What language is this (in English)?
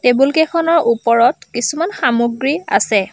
Assamese